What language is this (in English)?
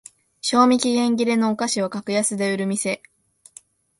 Japanese